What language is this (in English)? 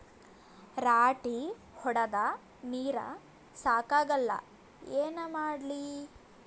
Kannada